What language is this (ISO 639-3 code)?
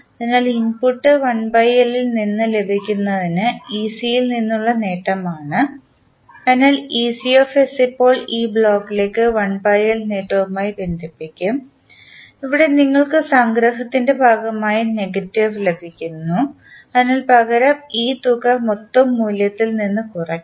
mal